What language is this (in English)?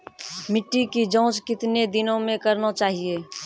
Maithili